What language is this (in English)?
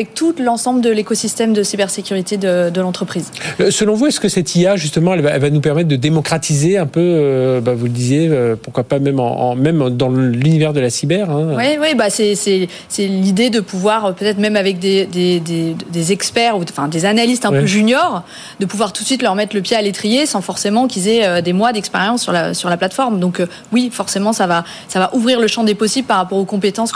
French